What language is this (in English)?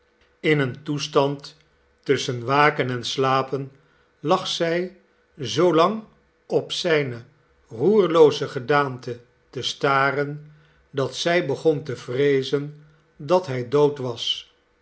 Dutch